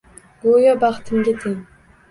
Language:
Uzbek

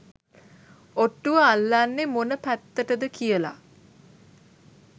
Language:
Sinhala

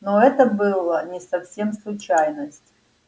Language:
Russian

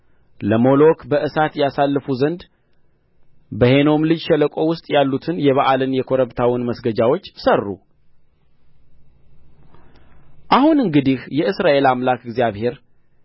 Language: Amharic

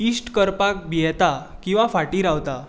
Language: Konkani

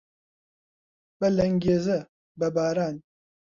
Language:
Central Kurdish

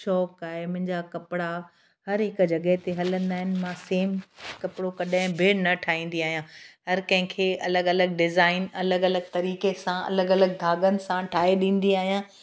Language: Sindhi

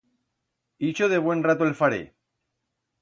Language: Aragonese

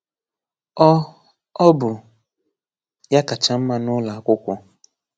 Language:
Igbo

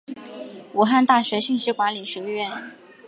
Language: Chinese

